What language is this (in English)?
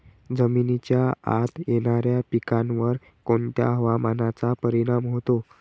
Marathi